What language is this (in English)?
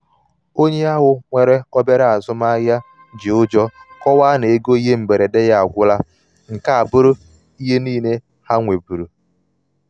Igbo